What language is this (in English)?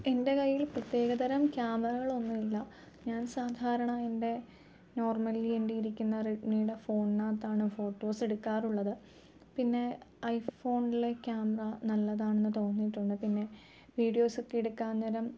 Malayalam